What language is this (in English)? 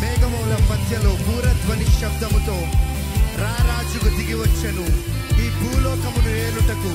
Telugu